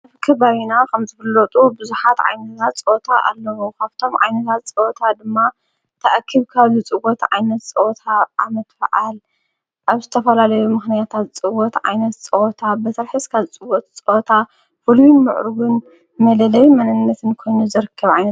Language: Tigrinya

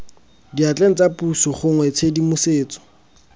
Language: Tswana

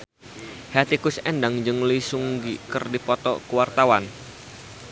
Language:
Sundanese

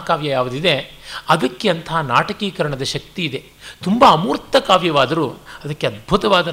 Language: Kannada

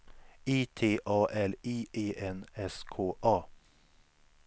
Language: Swedish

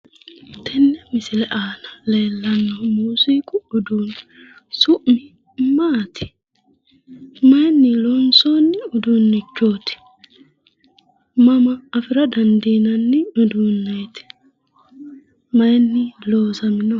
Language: Sidamo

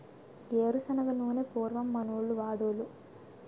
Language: Telugu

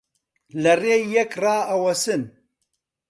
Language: Central Kurdish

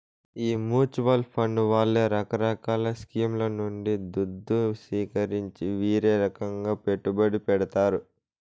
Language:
Telugu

